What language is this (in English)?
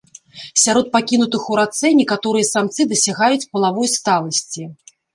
Belarusian